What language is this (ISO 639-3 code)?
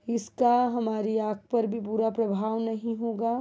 hin